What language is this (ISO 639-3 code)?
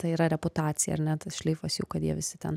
lit